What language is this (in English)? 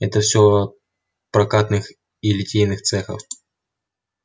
Russian